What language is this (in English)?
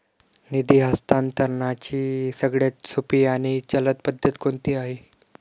Marathi